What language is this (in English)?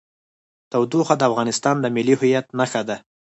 Pashto